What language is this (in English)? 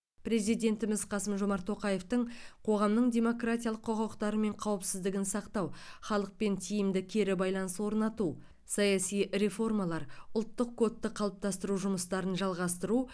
Kazakh